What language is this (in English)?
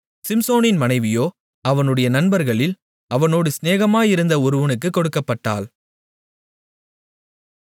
Tamil